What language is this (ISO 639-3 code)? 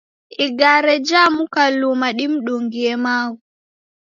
dav